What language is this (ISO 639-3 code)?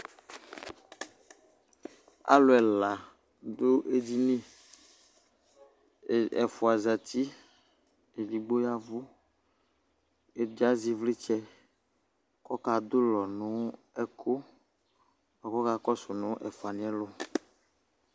kpo